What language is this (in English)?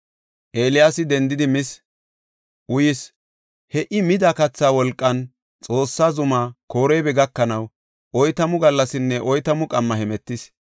Gofa